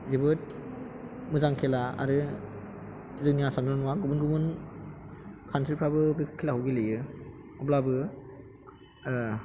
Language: Bodo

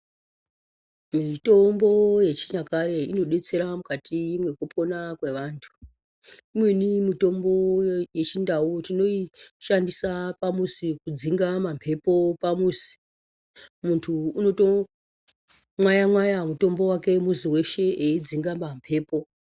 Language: Ndau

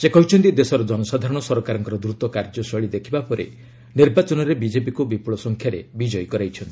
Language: Odia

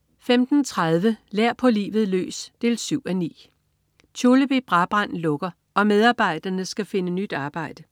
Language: Danish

